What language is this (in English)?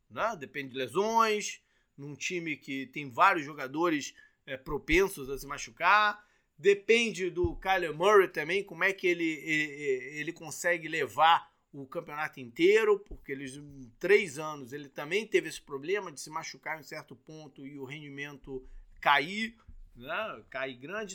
Portuguese